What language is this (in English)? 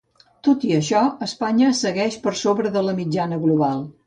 Catalan